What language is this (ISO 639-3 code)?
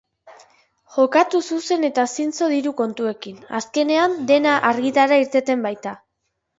eus